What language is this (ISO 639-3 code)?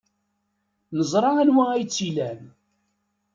kab